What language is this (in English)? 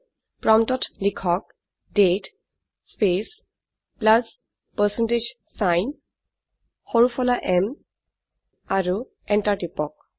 Assamese